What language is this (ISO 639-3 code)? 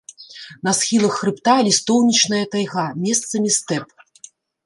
bel